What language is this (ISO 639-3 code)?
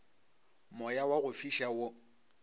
nso